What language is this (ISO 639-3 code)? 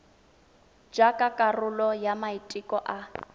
tsn